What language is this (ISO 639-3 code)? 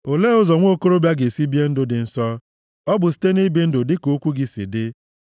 ibo